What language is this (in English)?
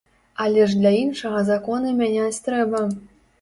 Belarusian